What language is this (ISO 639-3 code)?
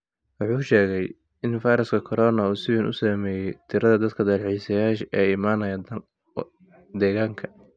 som